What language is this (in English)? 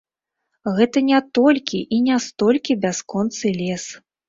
Belarusian